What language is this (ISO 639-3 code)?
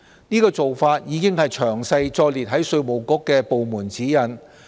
yue